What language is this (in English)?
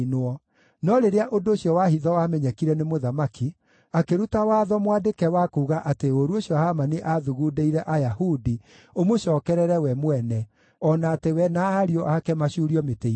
Kikuyu